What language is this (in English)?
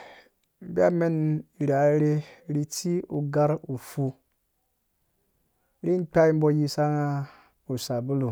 Dũya